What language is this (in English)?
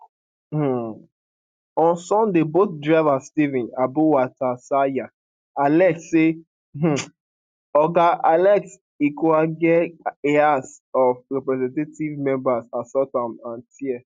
Nigerian Pidgin